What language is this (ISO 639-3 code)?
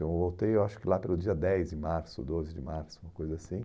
por